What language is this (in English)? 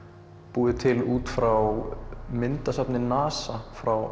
Icelandic